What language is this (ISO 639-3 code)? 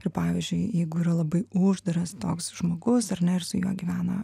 lit